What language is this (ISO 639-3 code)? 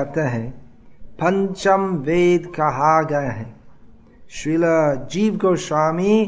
hin